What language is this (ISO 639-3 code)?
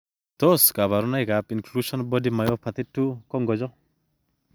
kln